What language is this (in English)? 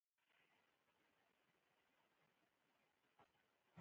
Pashto